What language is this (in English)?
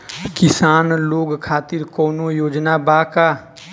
Bhojpuri